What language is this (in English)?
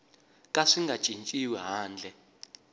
Tsonga